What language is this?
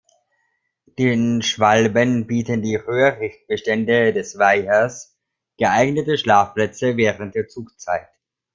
German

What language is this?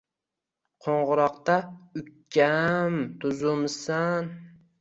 Uzbek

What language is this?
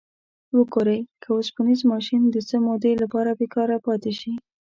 Pashto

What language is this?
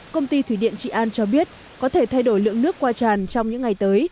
Vietnamese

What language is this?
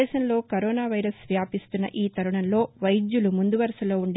Telugu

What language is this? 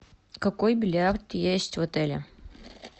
Russian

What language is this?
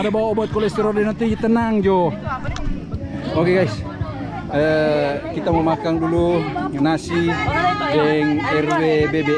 Indonesian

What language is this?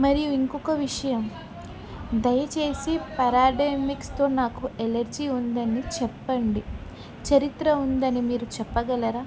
Telugu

